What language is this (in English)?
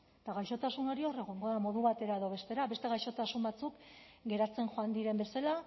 Basque